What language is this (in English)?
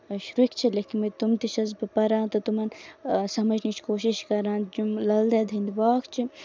Kashmiri